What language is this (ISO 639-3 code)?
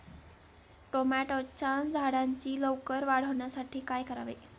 mar